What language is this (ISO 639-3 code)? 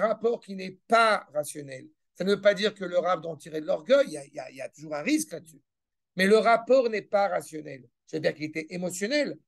fra